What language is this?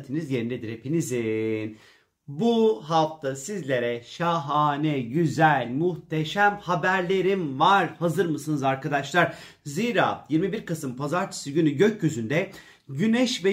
Turkish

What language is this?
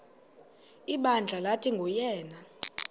Xhosa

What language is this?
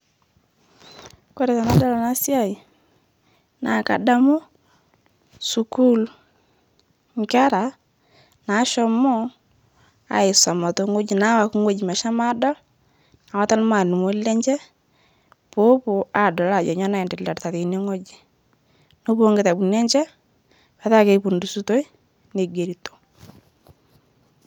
Masai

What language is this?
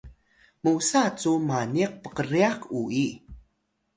Atayal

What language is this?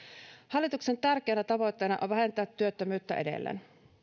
Finnish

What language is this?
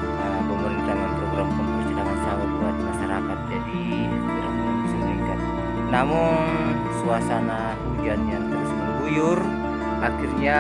Indonesian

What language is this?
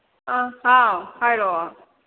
Manipuri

